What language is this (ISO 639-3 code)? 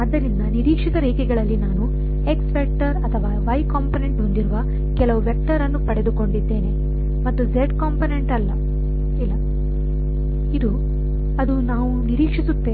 kan